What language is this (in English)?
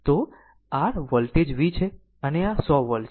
Gujarati